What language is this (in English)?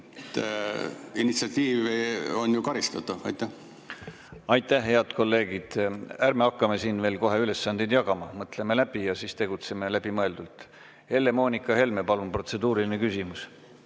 Estonian